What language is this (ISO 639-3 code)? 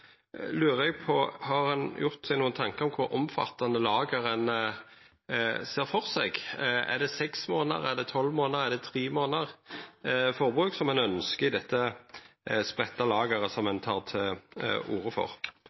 nno